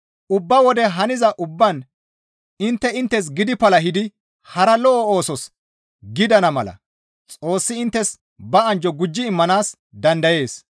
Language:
Gamo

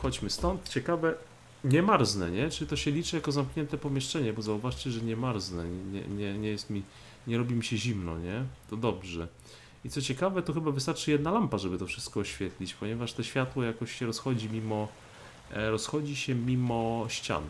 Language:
Polish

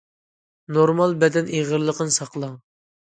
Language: Uyghur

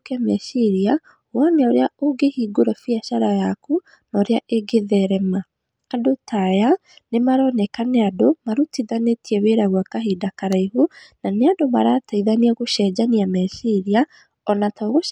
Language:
Kikuyu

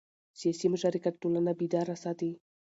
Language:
Pashto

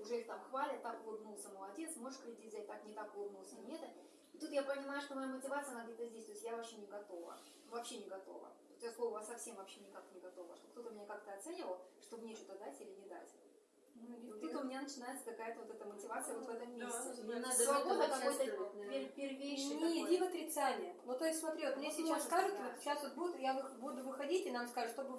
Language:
Russian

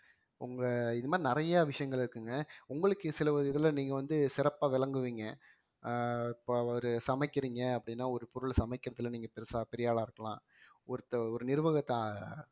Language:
Tamil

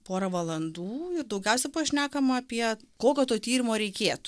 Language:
Lithuanian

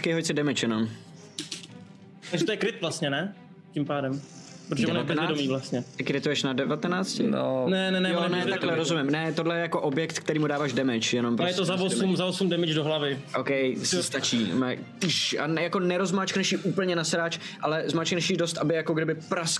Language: Czech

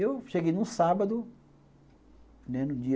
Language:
Portuguese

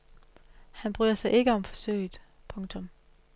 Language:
Danish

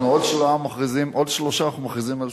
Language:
Hebrew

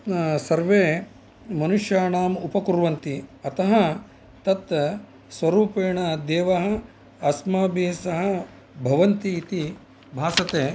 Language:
Sanskrit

